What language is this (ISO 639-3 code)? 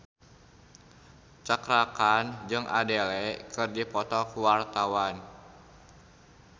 sun